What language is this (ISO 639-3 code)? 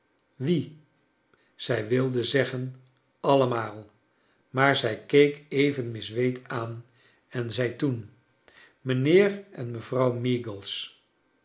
nld